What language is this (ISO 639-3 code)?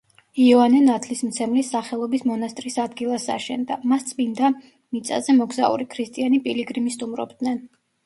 kat